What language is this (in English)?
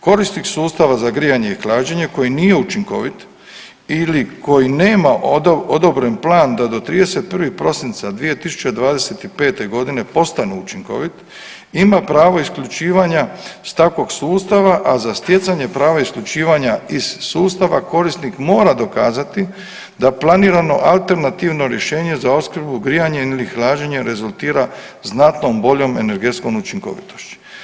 Croatian